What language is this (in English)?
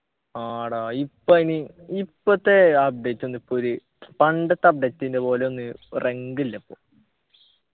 Malayalam